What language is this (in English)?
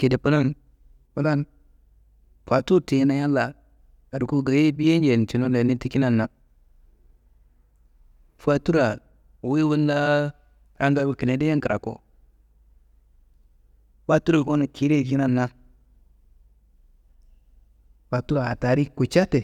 Kanembu